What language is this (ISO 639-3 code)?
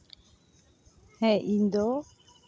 sat